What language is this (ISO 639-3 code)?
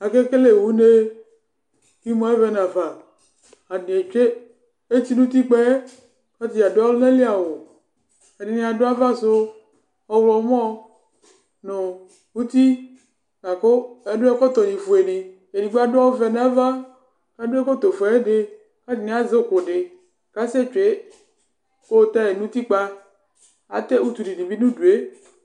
kpo